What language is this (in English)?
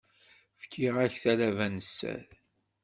Kabyle